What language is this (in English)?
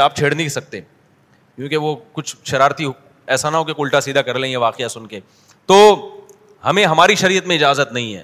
Urdu